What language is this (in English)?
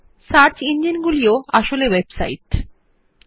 Bangla